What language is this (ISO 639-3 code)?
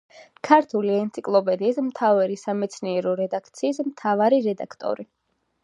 kat